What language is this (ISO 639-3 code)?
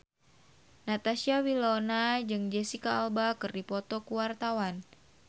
sun